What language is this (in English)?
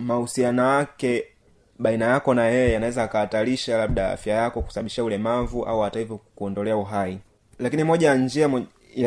Swahili